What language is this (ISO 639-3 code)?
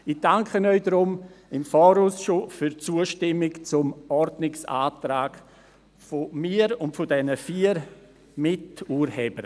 gsw